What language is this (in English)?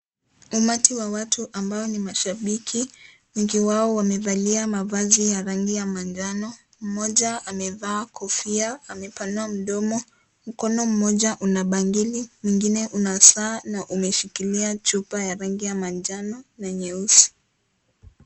Swahili